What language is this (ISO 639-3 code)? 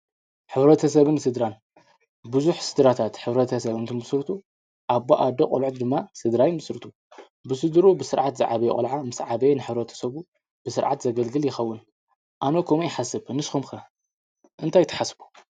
tir